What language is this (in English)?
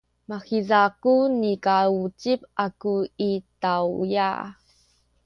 Sakizaya